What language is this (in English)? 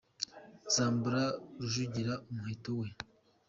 Kinyarwanda